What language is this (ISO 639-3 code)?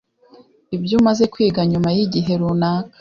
kin